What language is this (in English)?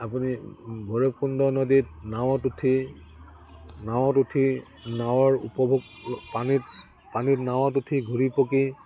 Assamese